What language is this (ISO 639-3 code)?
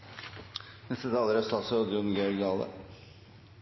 nob